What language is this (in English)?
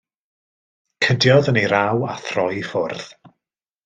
Welsh